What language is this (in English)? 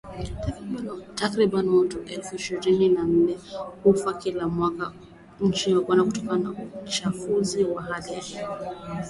Swahili